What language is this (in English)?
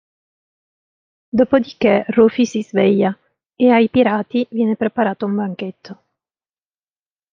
Italian